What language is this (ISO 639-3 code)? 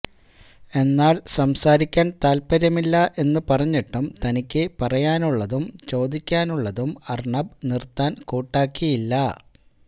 mal